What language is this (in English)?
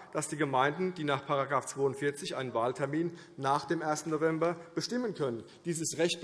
German